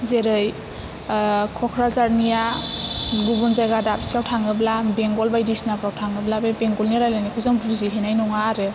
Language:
Bodo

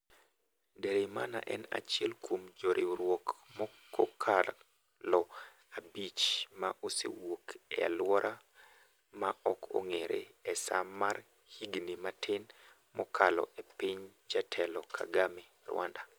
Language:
Luo (Kenya and Tanzania)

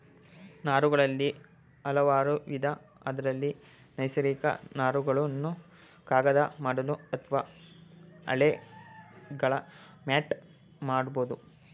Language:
Kannada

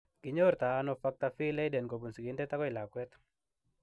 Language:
Kalenjin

